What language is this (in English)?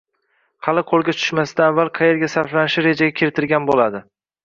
Uzbek